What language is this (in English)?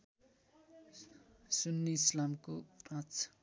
Nepali